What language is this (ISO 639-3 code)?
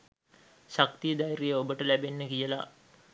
sin